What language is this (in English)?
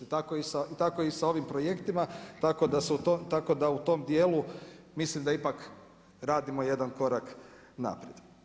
Croatian